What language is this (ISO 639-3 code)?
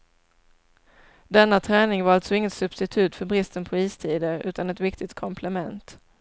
swe